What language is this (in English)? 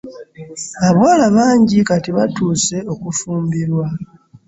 Ganda